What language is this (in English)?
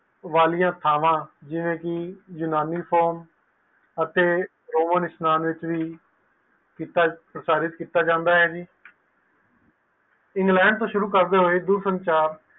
Punjabi